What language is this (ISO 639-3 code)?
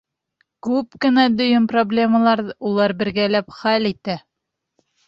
bak